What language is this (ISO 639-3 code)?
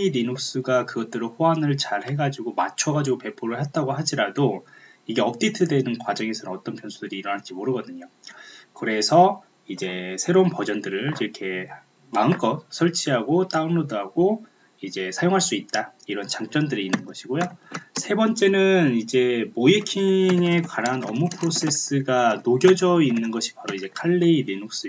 kor